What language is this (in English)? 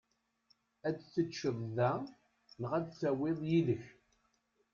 Kabyle